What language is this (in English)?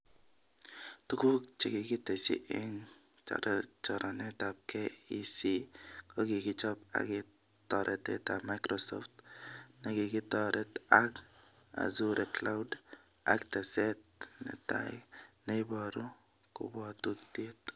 Kalenjin